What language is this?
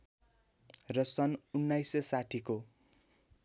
Nepali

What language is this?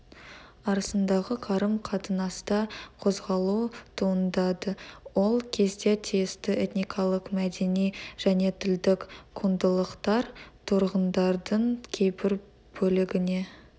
Kazakh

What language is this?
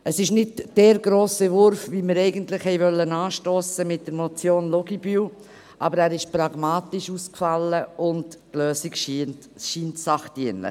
Swiss German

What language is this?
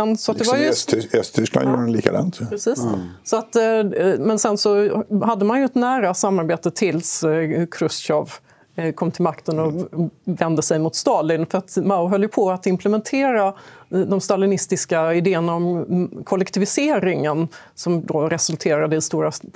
Swedish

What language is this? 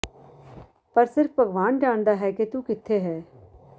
Punjabi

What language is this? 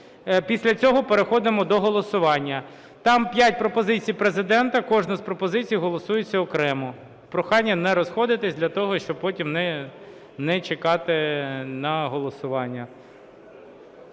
Ukrainian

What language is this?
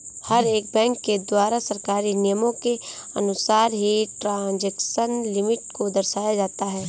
Hindi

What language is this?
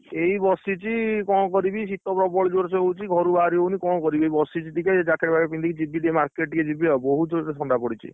Odia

